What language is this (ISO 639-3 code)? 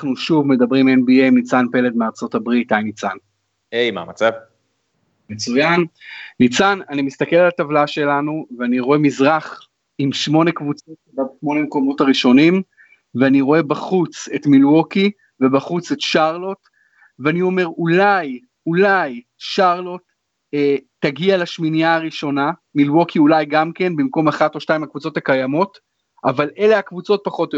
heb